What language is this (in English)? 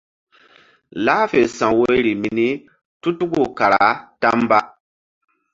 Mbum